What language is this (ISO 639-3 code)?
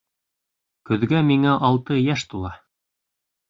bak